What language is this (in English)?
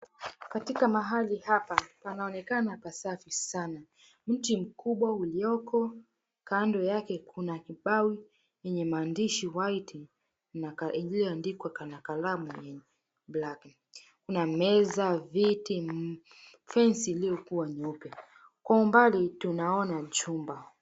Swahili